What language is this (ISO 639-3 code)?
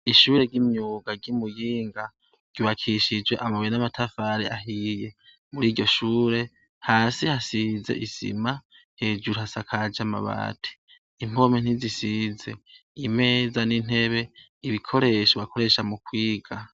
run